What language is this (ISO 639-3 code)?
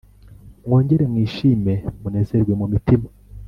kin